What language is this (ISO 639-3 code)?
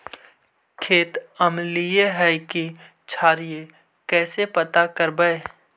mag